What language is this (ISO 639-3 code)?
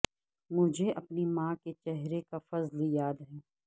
urd